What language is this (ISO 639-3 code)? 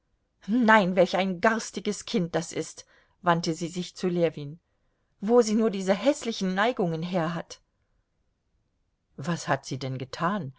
deu